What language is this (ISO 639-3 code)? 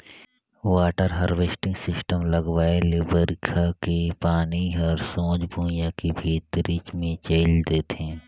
hne